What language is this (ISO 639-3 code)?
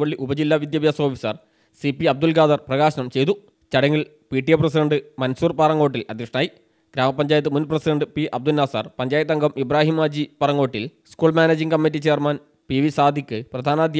mal